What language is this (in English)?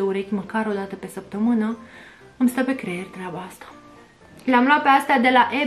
Romanian